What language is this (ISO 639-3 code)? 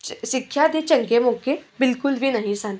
pan